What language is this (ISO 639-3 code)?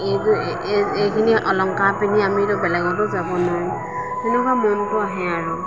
asm